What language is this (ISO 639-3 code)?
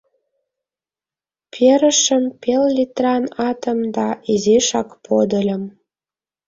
chm